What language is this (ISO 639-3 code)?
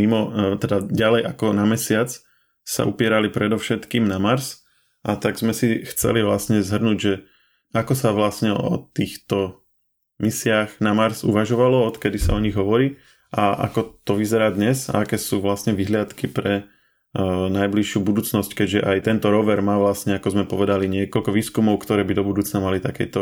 slk